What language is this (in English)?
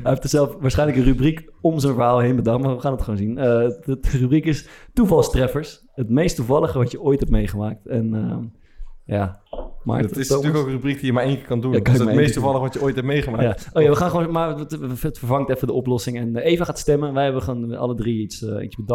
Dutch